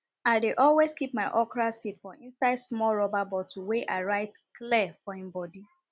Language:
Nigerian Pidgin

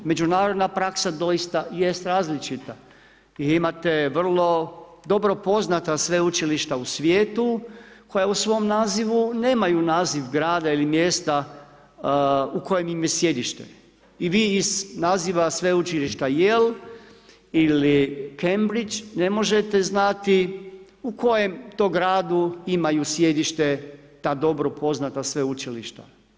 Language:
Croatian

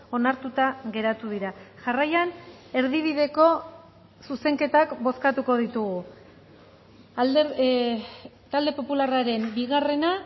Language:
Basque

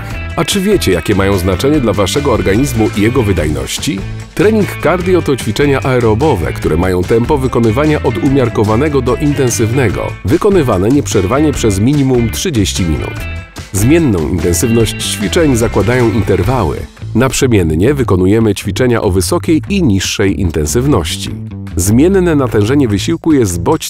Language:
Polish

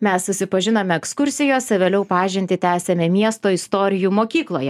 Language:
Lithuanian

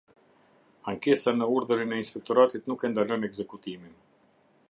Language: Albanian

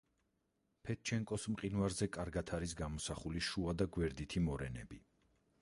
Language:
Georgian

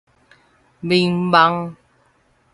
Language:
Min Nan Chinese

